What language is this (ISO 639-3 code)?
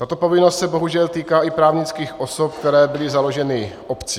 ces